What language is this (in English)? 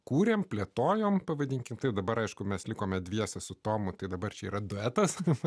Lithuanian